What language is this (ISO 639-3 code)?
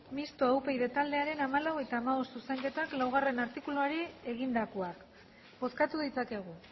eus